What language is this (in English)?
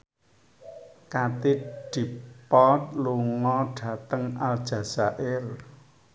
Javanese